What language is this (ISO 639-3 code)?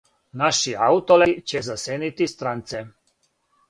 srp